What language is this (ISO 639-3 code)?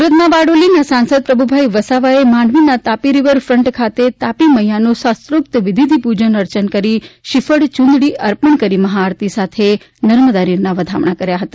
guj